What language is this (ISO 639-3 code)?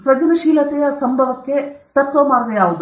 kan